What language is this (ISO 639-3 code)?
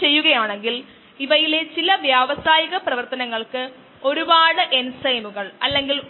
mal